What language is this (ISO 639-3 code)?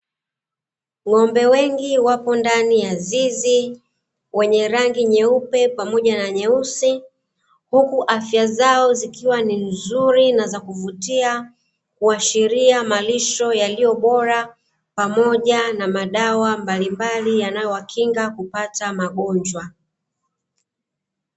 swa